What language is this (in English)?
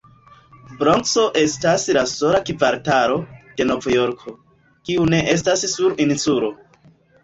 Esperanto